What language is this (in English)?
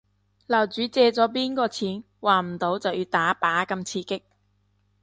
Cantonese